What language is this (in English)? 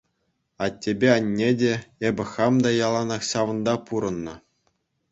Chuvash